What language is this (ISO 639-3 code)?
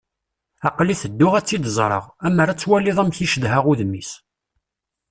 kab